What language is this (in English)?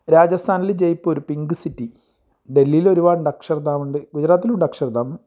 Malayalam